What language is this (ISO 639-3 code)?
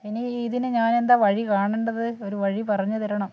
mal